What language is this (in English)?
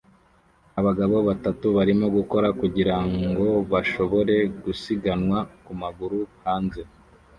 Kinyarwanda